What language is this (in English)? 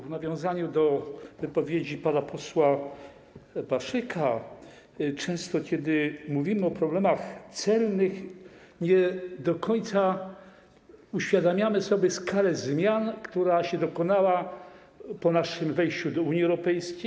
Polish